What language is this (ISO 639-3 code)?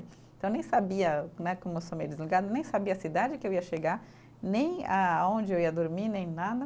por